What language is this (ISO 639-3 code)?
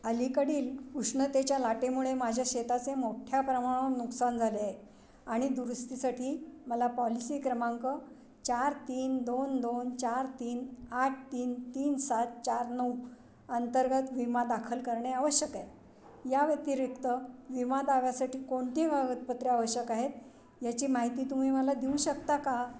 mar